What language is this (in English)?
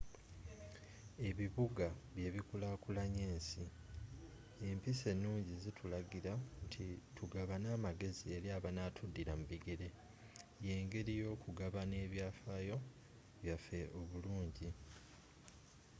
Ganda